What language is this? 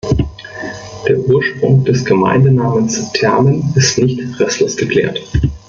German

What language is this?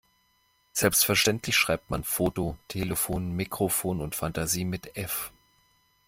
German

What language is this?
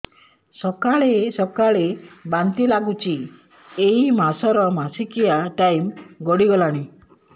Odia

